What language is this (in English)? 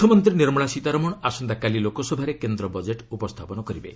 Odia